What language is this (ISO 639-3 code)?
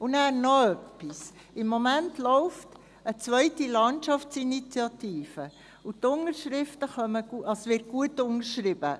gsw